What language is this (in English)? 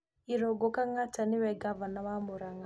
Kikuyu